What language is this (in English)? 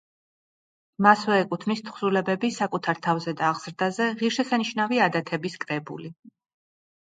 Georgian